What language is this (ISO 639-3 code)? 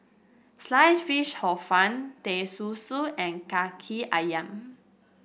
eng